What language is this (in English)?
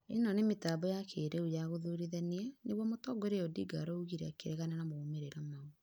Kikuyu